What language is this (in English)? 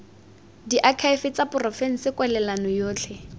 Tswana